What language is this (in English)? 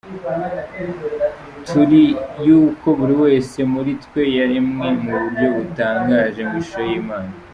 Kinyarwanda